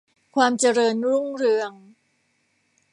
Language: Thai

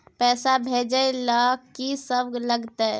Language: Maithili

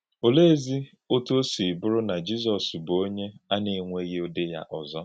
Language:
Igbo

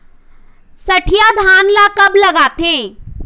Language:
Chhattisgarhi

